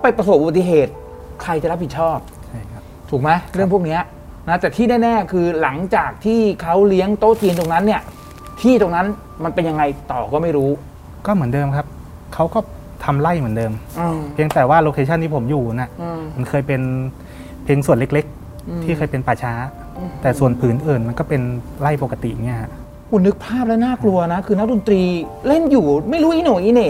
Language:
Thai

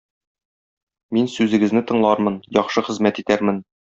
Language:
Tatar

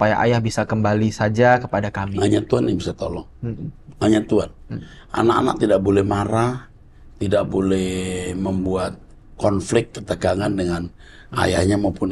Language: Indonesian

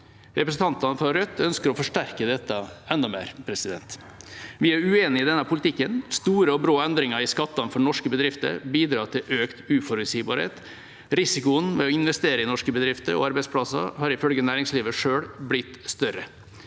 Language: Norwegian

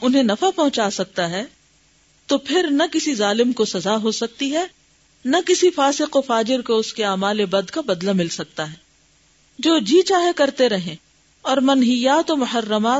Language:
Urdu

